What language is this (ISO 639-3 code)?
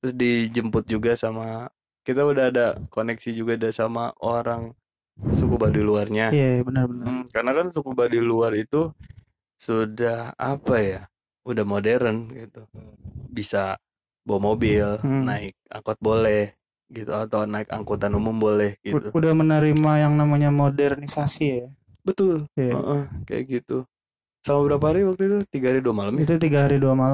ind